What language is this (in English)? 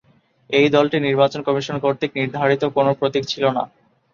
Bangla